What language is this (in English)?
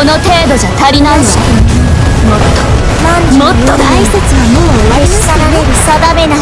Japanese